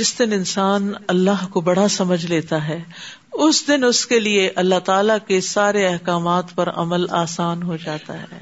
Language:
Urdu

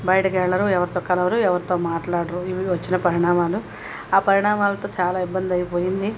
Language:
Telugu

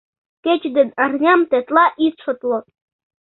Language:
Mari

